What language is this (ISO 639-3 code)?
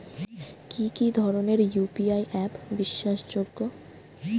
ben